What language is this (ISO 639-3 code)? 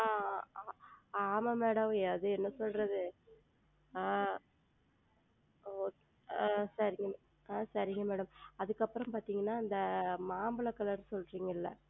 tam